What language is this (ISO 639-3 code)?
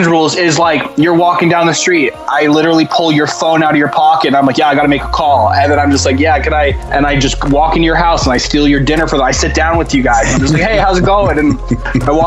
eng